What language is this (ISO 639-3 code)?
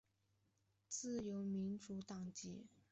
zho